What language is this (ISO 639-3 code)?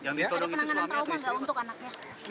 ind